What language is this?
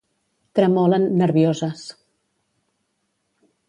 Catalan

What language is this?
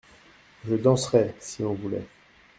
French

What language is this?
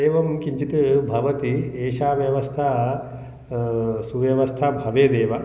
Sanskrit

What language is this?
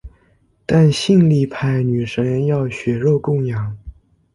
Chinese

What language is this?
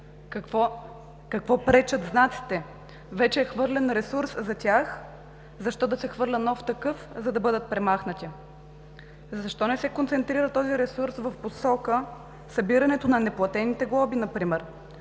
Bulgarian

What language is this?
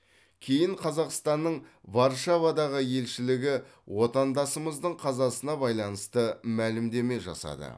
Kazakh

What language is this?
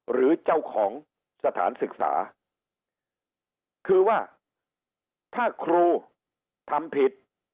Thai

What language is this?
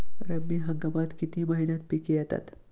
Marathi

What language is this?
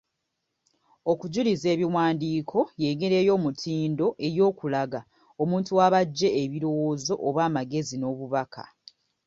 Ganda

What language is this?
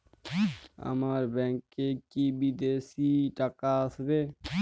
Bangla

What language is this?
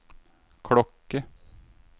Norwegian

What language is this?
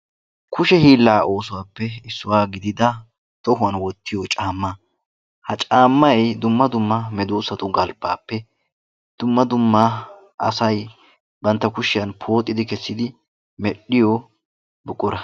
Wolaytta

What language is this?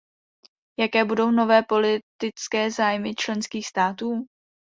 Czech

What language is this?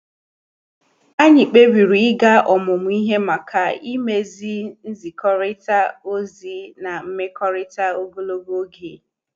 Igbo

